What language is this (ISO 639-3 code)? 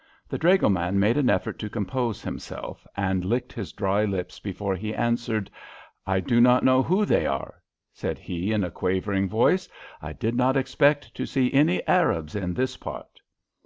eng